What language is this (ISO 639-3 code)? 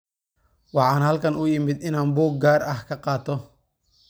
som